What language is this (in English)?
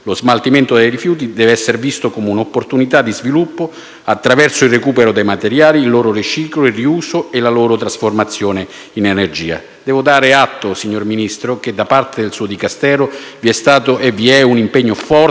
Italian